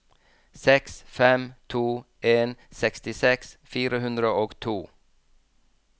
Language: Norwegian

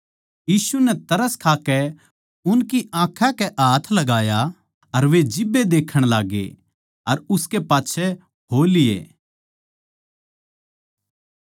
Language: Haryanvi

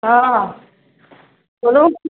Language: Maithili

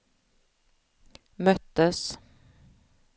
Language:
Swedish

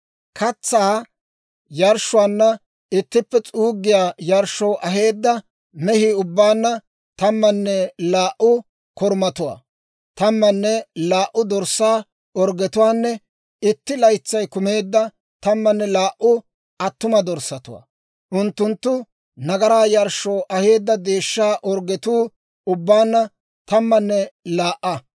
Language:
Dawro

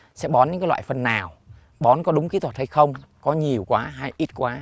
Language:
Vietnamese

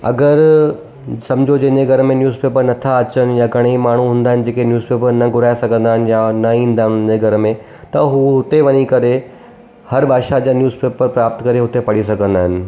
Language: Sindhi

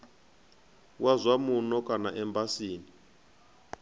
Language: Venda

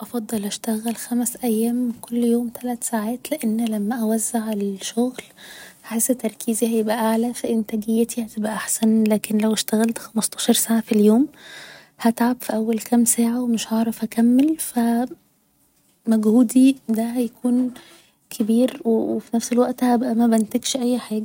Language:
Egyptian Arabic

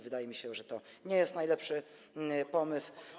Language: Polish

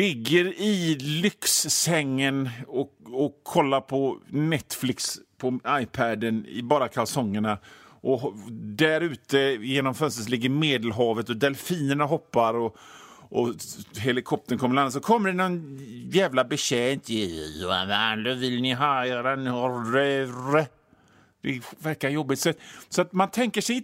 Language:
Swedish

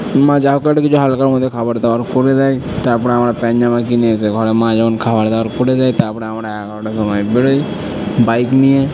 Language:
Bangla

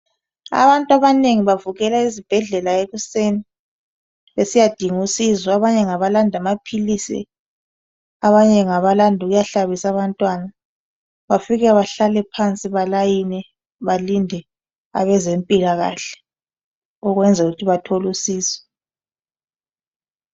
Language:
North Ndebele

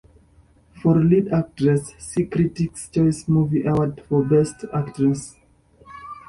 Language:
English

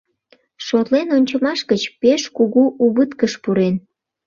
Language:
Mari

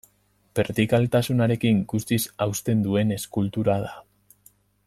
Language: Basque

